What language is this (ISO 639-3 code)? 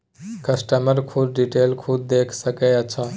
mai